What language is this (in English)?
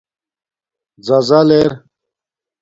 Domaaki